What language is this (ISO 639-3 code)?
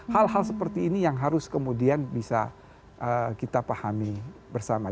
ind